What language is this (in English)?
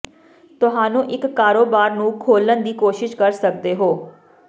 Punjabi